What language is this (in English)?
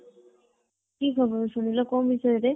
Odia